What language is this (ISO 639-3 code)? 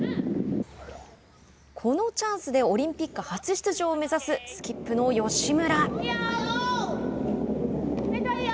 jpn